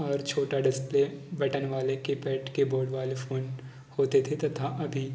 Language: Hindi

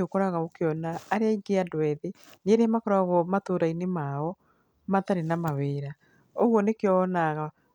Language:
Kikuyu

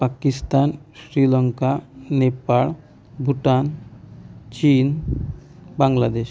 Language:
Marathi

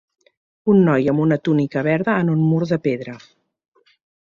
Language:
Catalan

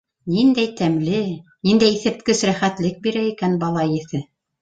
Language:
Bashkir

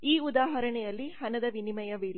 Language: Kannada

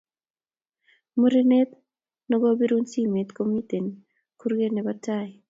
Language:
Kalenjin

